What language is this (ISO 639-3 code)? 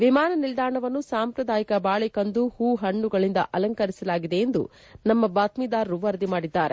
kan